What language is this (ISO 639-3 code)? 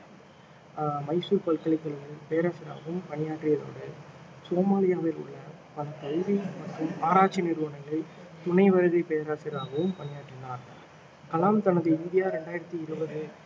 tam